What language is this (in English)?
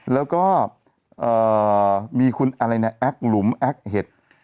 Thai